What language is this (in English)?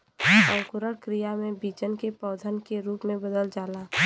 Bhojpuri